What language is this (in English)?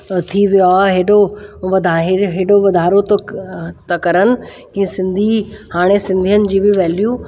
Sindhi